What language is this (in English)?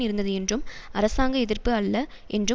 Tamil